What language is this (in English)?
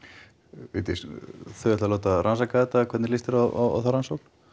Icelandic